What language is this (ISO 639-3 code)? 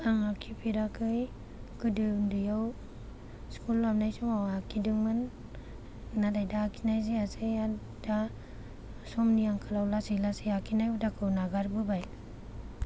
brx